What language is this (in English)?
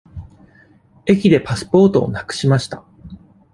Japanese